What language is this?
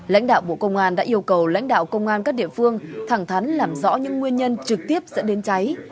Vietnamese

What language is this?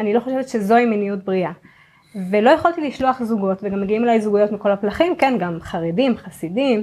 Hebrew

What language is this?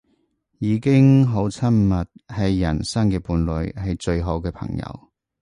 Cantonese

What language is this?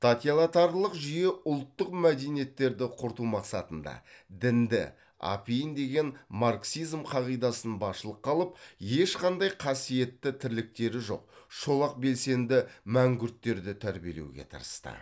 Kazakh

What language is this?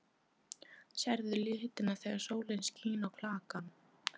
Icelandic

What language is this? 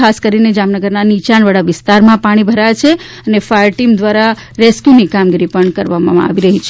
Gujarati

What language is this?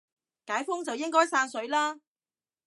Cantonese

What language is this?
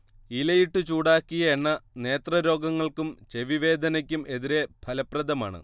Malayalam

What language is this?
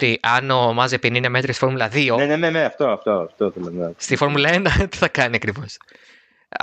Greek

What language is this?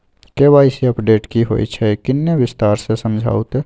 Maithili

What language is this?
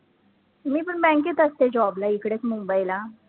Marathi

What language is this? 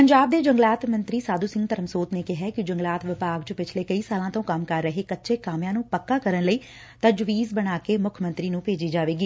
Punjabi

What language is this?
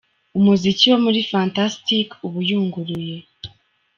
Kinyarwanda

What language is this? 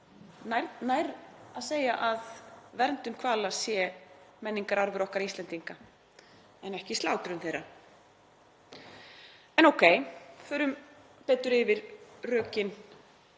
Icelandic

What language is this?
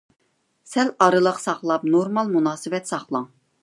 Uyghur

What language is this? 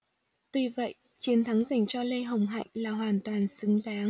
Vietnamese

